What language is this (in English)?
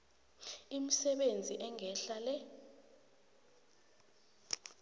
South Ndebele